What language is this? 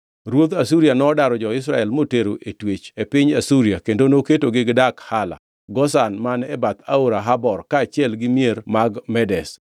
Luo (Kenya and Tanzania)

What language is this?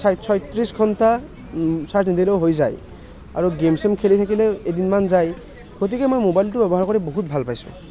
Assamese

